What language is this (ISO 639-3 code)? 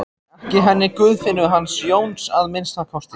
isl